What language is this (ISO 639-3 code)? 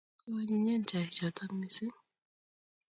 kln